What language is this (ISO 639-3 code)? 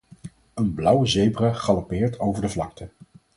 nld